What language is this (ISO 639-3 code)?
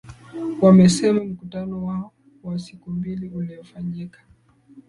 swa